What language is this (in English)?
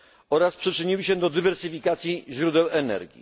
Polish